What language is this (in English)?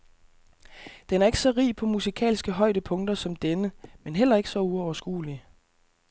Danish